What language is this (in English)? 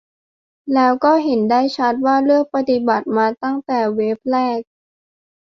Thai